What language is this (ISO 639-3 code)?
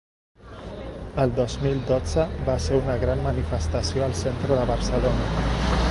cat